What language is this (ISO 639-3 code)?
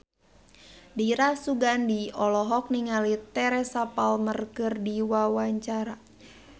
sun